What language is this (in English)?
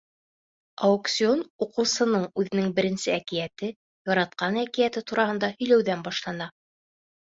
Bashkir